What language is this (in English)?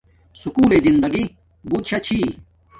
Domaaki